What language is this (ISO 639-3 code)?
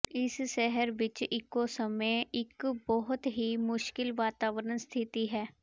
pan